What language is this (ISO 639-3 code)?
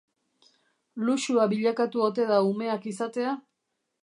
eus